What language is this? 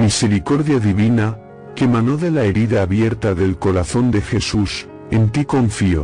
Spanish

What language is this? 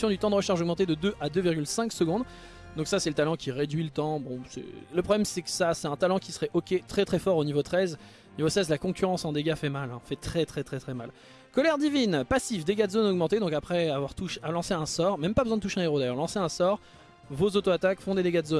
French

